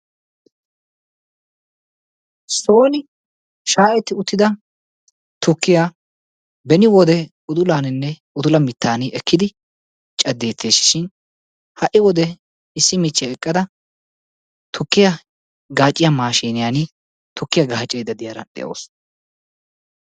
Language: Wolaytta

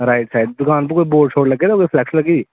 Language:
Dogri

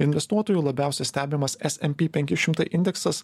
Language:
Lithuanian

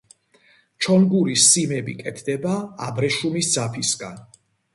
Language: Georgian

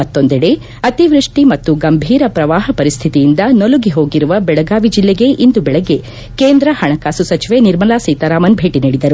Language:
Kannada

